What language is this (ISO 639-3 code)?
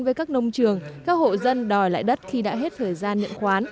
vie